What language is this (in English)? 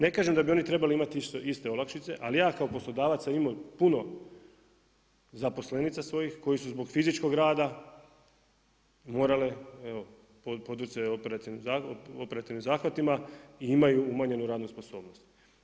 Croatian